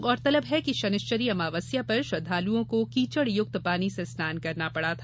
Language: Hindi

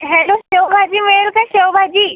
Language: Marathi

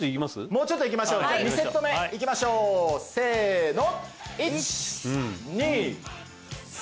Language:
Japanese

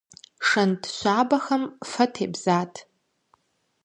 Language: Kabardian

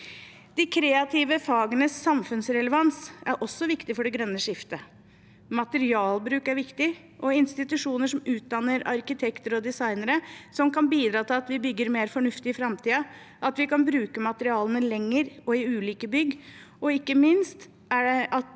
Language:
Norwegian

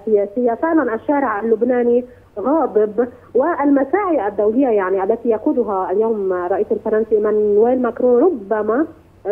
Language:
Arabic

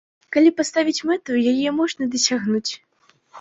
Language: Belarusian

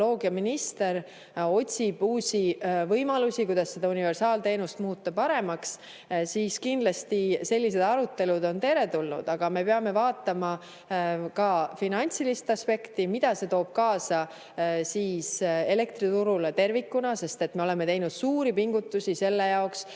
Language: Estonian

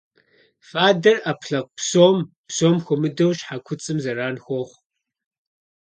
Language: Kabardian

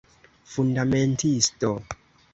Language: Esperanto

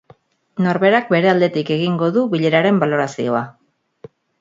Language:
Basque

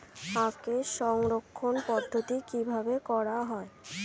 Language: Bangla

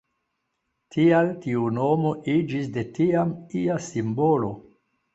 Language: Esperanto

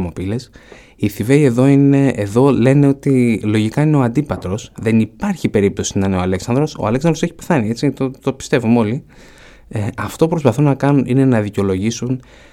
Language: Greek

